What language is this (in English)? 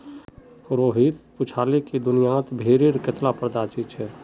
Magahi